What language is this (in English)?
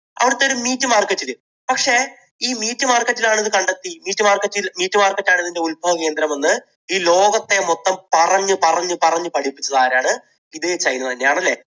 Malayalam